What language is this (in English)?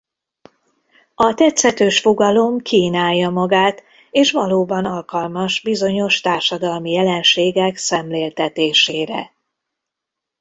Hungarian